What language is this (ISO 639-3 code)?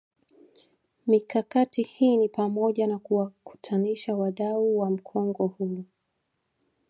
swa